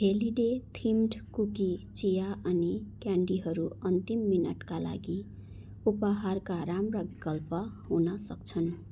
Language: Nepali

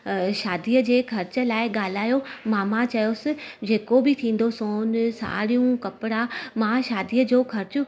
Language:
Sindhi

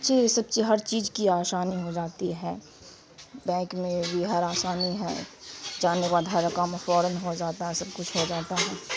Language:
Urdu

